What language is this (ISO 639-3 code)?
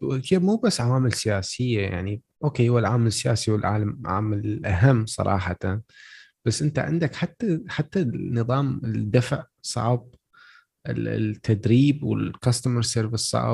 ara